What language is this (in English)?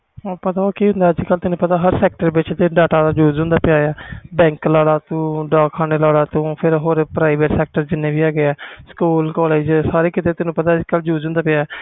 Punjabi